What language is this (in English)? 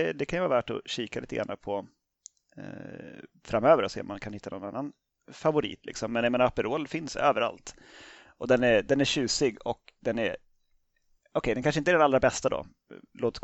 Swedish